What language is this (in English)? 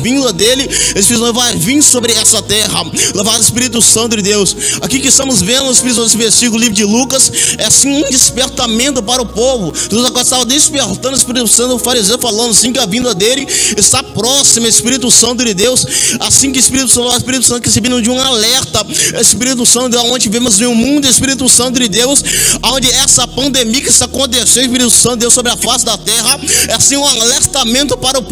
Portuguese